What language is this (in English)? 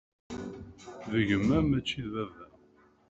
Kabyle